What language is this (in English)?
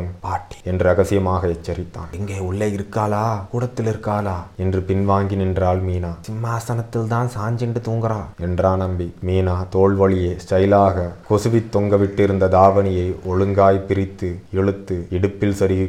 Tamil